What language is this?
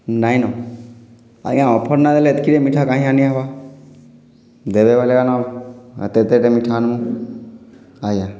Odia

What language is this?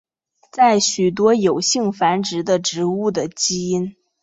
Chinese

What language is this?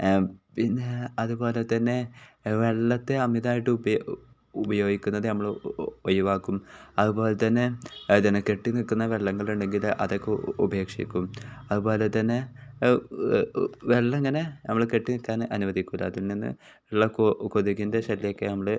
Malayalam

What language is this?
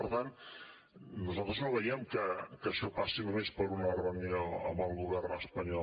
Catalan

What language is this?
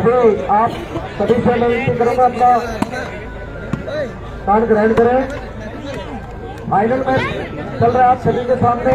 Hindi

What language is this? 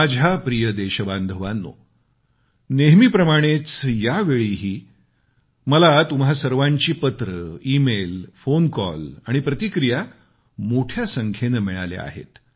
Marathi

